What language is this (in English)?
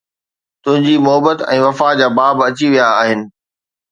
Sindhi